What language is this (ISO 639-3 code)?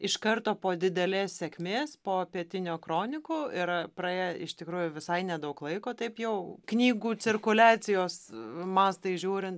lit